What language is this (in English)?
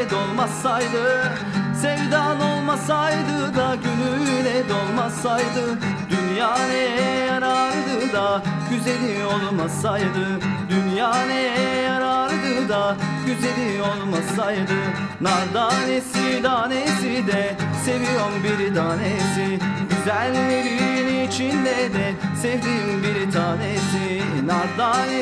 Turkish